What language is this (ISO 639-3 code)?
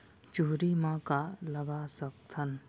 hne